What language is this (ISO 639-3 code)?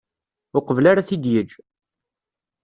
kab